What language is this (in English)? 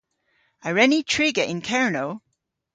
Cornish